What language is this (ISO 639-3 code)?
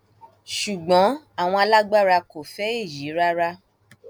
yor